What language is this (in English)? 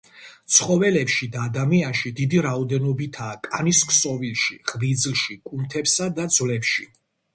Georgian